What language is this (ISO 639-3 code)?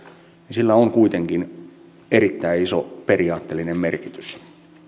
fin